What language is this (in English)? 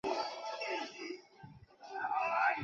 Chinese